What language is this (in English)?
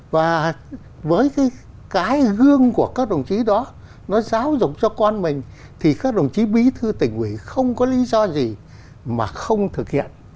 Vietnamese